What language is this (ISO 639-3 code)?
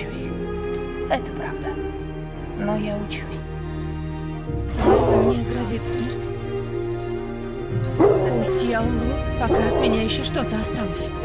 rus